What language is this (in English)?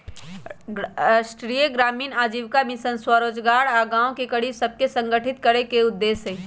Magahi